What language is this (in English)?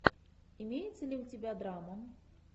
Russian